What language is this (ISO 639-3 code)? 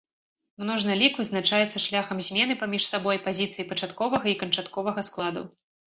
bel